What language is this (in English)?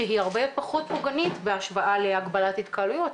Hebrew